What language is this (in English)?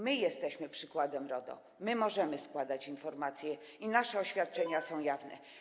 Polish